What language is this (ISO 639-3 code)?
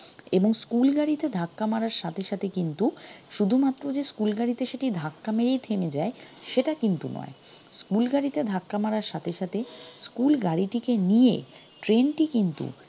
ben